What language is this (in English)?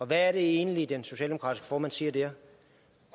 Danish